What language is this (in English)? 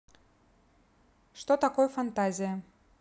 Russian